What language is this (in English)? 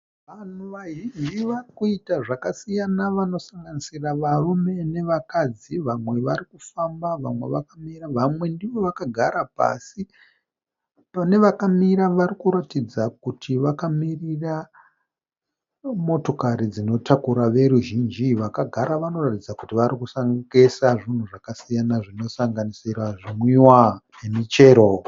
Shona